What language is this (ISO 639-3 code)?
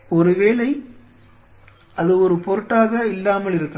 tam